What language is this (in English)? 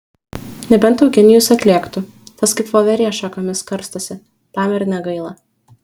Lithuanian